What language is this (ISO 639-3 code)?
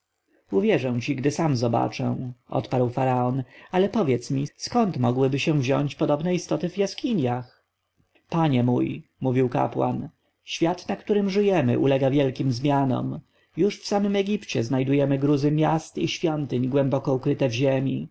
pol